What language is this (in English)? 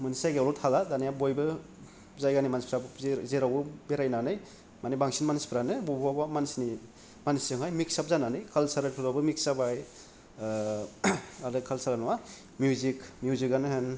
Bodo